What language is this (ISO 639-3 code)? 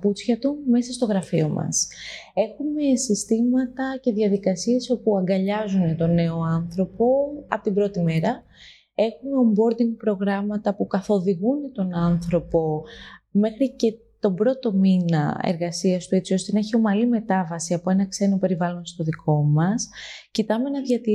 ell